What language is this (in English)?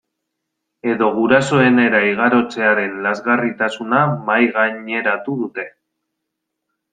Basque